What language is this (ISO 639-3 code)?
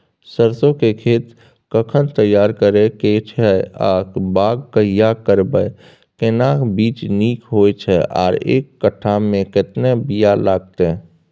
mai